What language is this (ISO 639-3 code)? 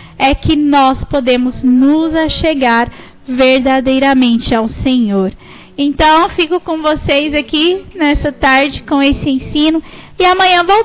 por